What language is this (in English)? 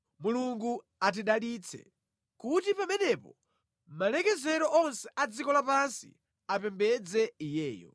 Nyanja